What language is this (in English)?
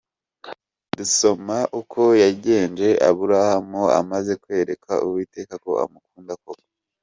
Kinyarwanda